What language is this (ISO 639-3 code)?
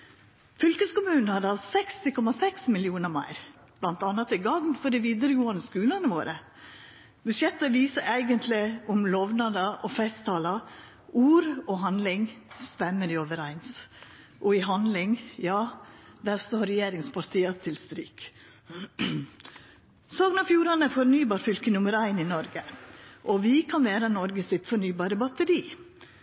nno